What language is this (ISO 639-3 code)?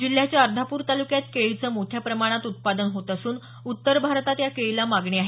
mar